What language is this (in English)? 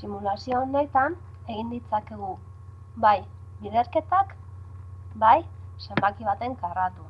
Basque